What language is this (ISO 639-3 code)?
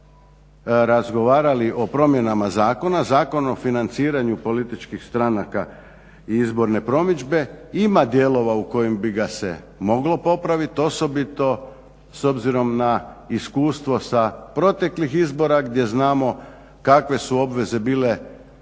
hrv